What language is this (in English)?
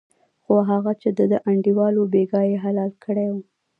Pashto